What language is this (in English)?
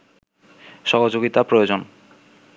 Bangla